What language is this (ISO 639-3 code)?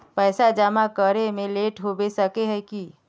mag